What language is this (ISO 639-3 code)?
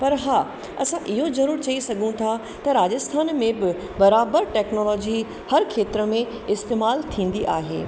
snd